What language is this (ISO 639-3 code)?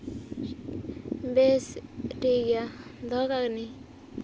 sat